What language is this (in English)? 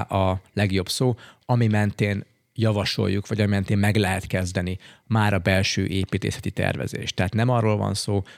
Hungarian